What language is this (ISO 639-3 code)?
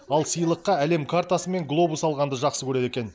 kaz